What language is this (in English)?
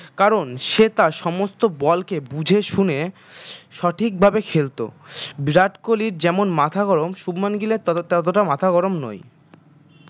Bangla